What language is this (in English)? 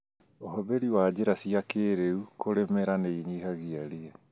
Kikuyu